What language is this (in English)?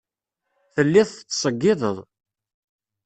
Kabyle